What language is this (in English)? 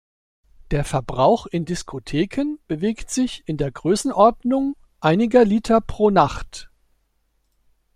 German